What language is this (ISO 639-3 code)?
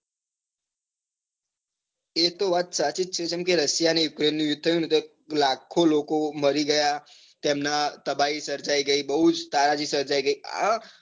guj